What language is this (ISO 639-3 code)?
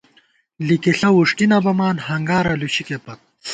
gwt